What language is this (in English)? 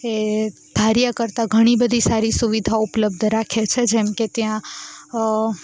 Gujarati